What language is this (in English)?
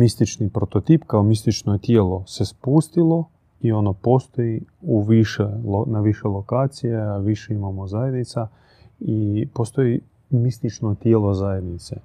Croatian